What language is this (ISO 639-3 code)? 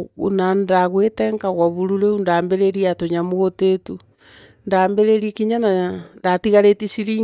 mer